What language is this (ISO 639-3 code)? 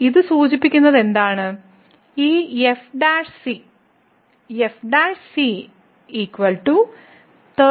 mal